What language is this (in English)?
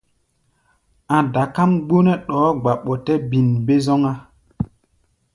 Gbaya